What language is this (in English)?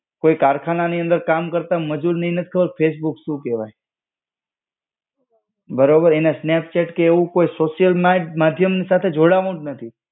Gujarati